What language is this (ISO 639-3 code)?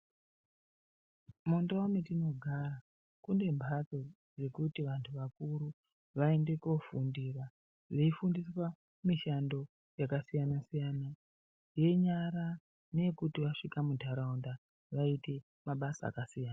ndc